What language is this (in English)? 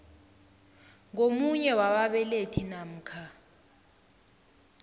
South Ndebele